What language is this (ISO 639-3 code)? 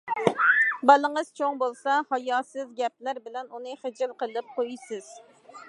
uig